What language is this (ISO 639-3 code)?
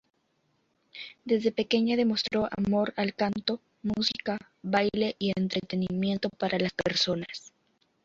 spa